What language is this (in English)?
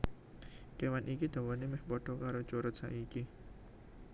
Javanese